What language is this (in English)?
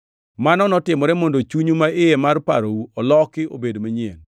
Luo (Kenya and Tanzania)